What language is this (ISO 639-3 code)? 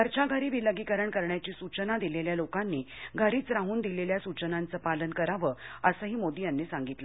mar